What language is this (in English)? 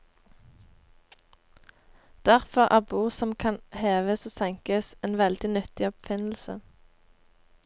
Norwegian